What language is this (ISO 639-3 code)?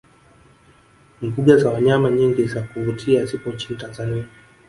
swa